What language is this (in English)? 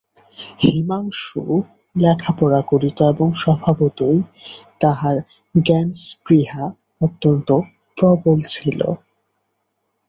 Bangla